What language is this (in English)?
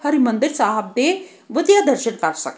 Punjabi